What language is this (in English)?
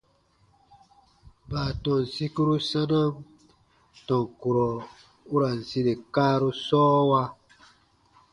Baatonum